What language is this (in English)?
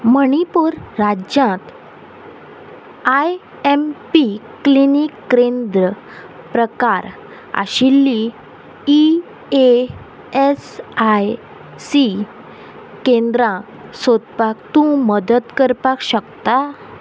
Konkani